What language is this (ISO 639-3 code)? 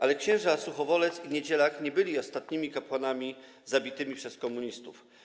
pol